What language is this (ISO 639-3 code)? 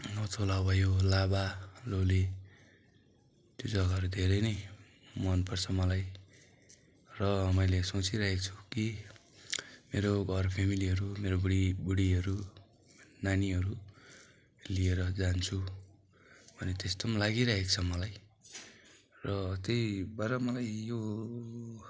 nep